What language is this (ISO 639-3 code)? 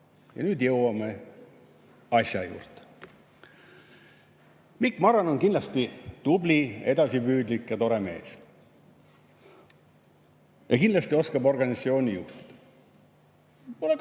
est